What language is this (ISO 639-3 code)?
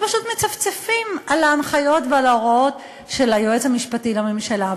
heb